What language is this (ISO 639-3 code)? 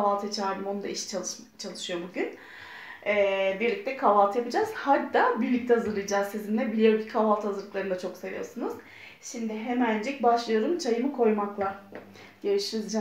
tur